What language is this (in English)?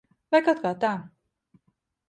Latvian